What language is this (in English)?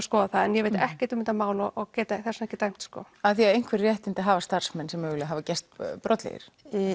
Icelandic